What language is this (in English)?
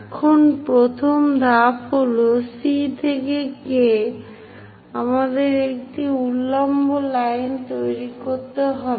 Bangla